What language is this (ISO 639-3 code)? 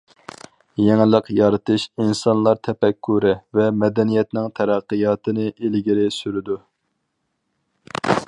uig